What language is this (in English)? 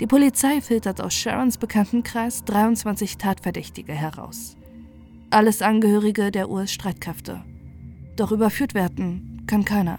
German